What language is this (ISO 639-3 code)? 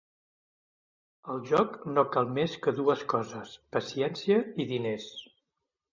cat